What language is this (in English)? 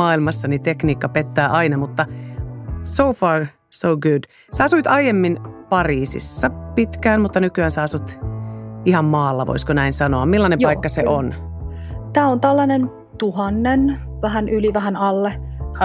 Finnish